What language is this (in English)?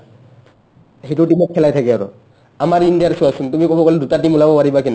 Assamese